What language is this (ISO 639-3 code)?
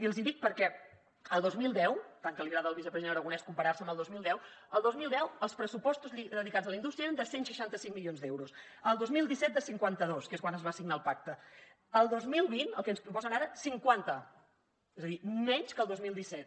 cat